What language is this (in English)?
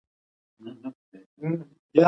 Pashto